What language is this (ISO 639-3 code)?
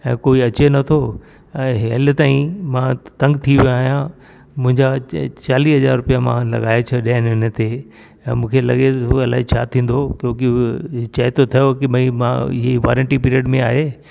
snd